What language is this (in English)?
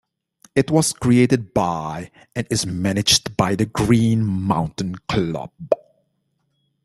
English